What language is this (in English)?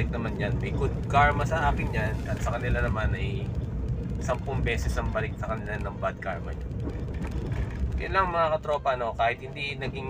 Filipino